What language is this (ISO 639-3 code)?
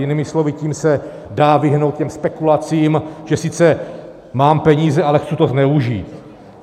ces